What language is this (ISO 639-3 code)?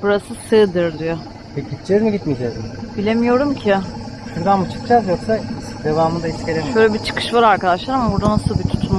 tur